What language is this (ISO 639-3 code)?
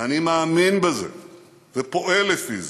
heb